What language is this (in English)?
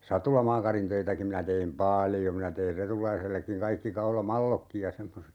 Finnish